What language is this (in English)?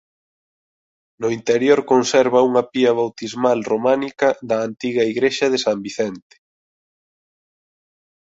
Galician